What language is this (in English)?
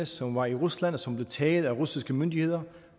Danish